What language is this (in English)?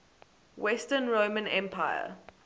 English